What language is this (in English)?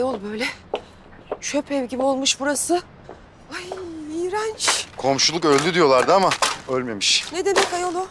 Turkish